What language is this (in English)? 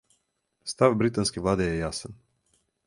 Serbian